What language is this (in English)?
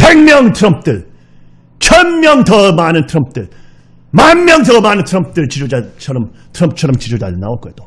Korean